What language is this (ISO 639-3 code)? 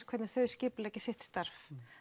isl